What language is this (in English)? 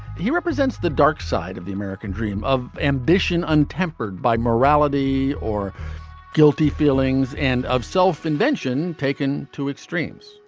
English